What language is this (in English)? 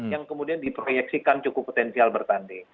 Indonesian